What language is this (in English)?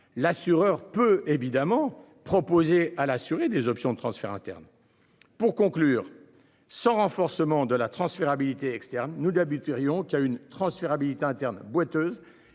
French